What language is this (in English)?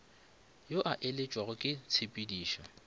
Northern Sotho